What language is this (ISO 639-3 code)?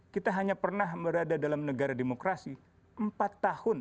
ind